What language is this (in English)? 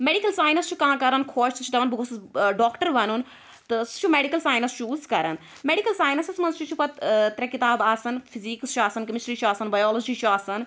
Kashmiri